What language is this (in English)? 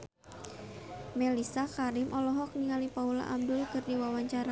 Sundanese